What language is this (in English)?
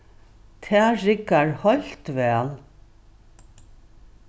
Faroese